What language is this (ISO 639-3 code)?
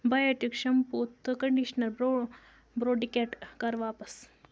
kas